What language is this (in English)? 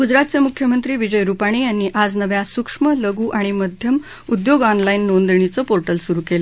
Marathi